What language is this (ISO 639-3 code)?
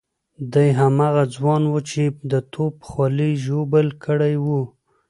pus